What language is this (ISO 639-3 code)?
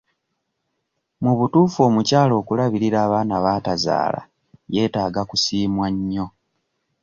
lug